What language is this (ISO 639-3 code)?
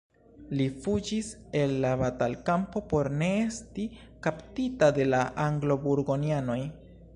epo